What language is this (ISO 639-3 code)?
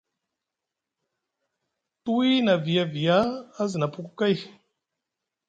mug